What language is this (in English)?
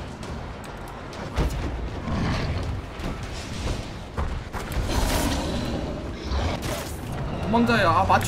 Korean